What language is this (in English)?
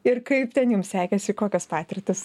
Lithuanian